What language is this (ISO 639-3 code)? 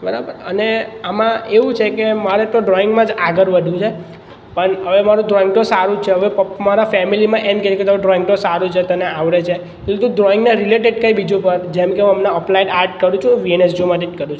guj